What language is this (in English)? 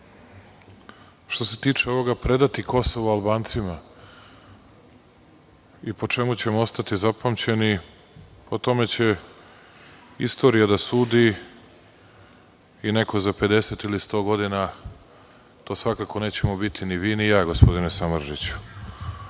Serbian